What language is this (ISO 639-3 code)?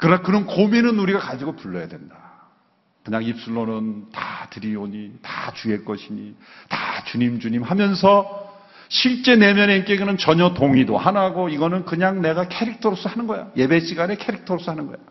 kor